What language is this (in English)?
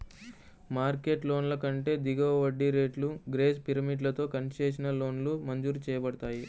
Telugu